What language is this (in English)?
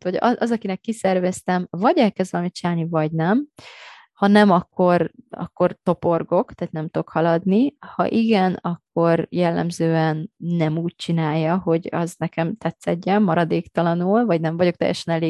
Hungarian